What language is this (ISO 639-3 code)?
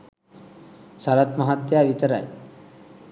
sin